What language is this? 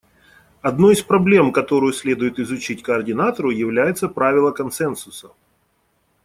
Russian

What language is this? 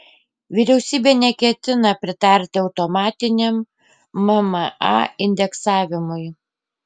Lithuanian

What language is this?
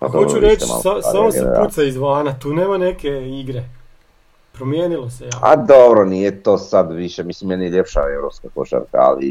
Croatian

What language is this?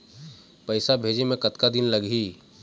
Chhattisgarhi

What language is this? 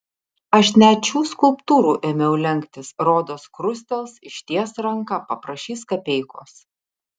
Lithuanian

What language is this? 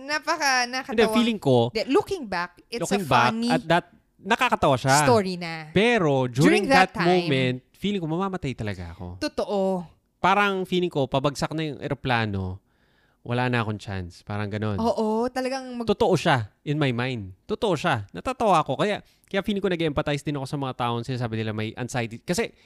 Filipino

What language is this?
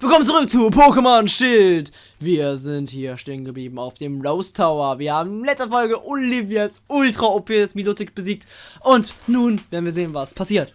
German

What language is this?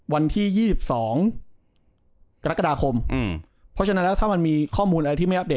Thai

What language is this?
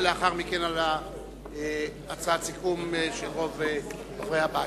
Hebrew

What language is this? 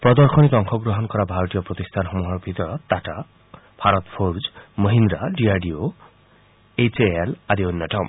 Assamese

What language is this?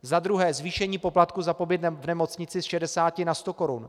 Czech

